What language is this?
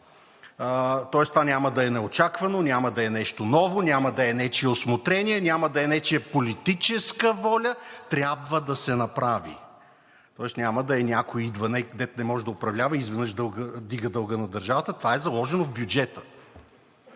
Bulgarian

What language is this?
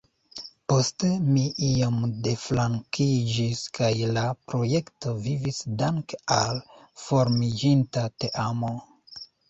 Esperanto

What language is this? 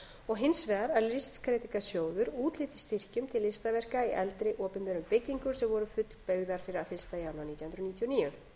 Icelandic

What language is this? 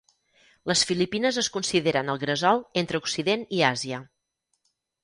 Catalan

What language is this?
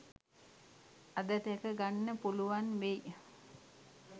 Sinhala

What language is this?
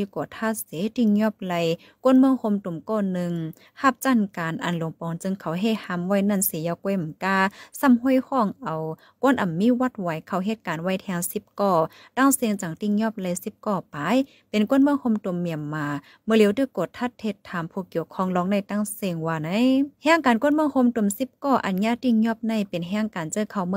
Thai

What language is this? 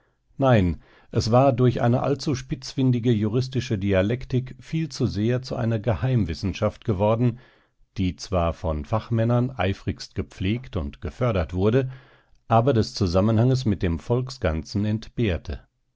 German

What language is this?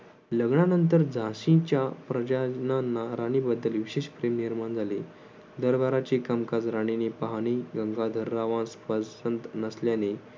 Marathi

